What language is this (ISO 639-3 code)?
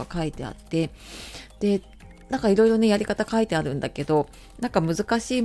jpn